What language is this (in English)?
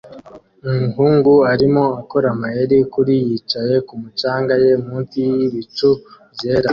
Kinyarwanda